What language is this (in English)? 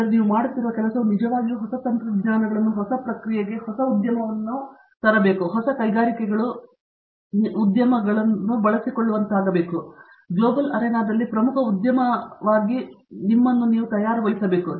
Kannada